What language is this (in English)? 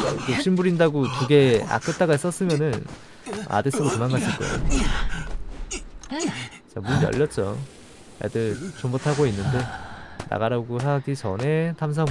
Korean